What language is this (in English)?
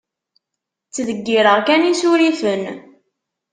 Kabyle